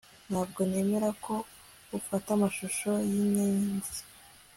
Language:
Kinyarwanda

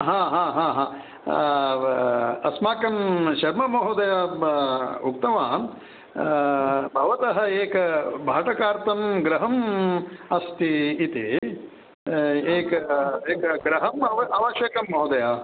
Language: Sanskrit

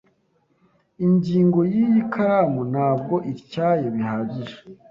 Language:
Kinyarwanda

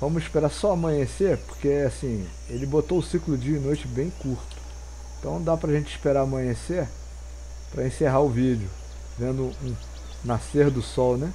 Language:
Portuguese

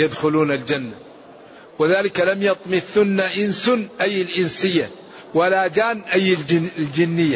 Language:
Arabic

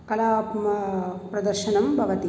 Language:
Sanskrit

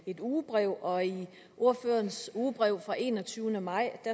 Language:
Danish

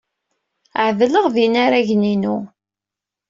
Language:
Kabyle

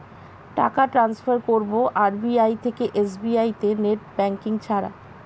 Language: Bangla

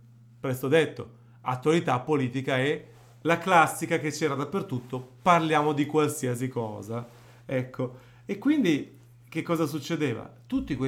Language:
Italian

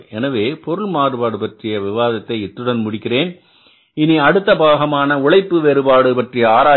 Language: Tamil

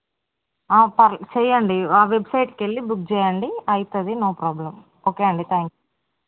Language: Telugu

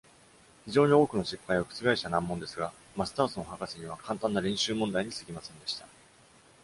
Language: Japanese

